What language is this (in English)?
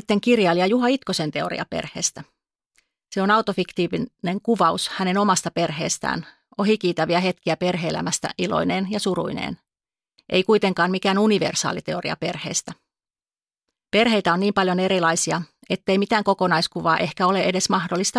Finnish